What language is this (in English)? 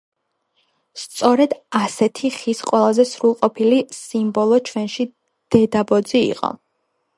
Georgian